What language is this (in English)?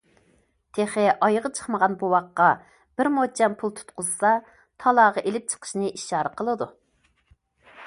Uyghur